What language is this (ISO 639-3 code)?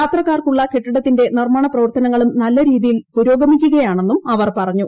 mal